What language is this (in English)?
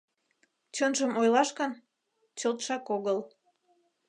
Mari